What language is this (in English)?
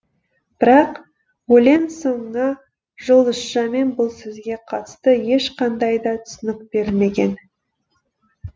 Kazakh